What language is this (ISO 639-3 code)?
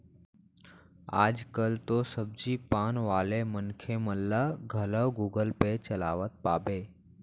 hne